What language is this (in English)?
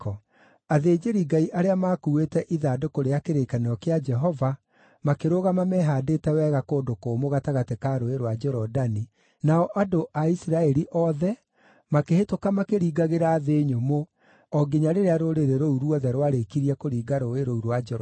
Kikuyu